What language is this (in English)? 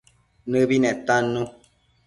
Matsés